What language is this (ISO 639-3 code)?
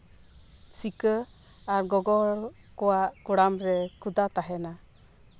sat